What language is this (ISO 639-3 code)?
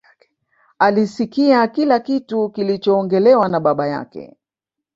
swa